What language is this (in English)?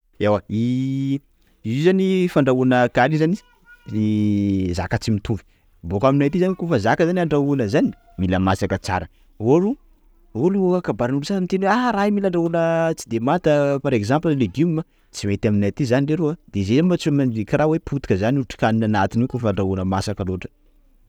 Sakalava Malagasy